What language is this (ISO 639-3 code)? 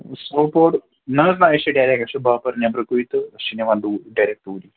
kas